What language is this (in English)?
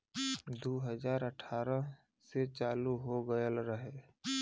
Bhojpuri